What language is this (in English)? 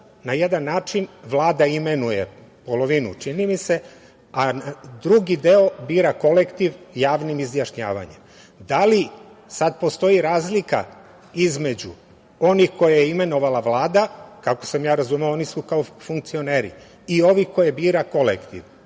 Serbian